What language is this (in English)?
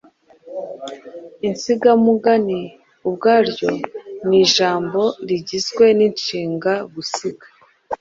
Kinyarwanda